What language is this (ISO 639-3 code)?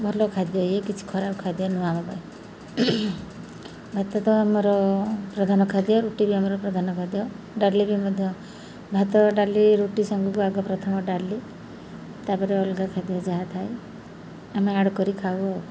ori